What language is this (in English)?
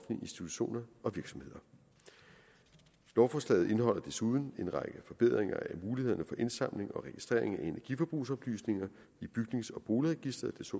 Danish